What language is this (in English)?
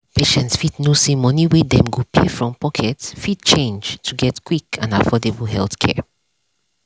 Nigerian Pidgin